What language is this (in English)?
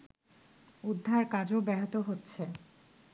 Bangla